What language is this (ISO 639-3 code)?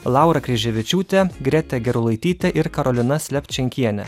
lit